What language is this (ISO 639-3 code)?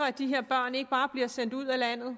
dan